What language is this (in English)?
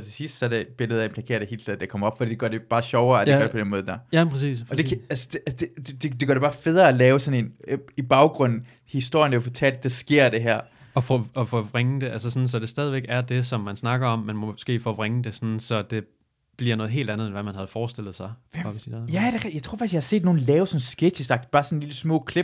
Danish